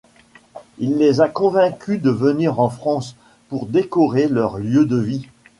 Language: French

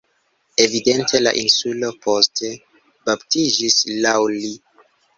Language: Esperanto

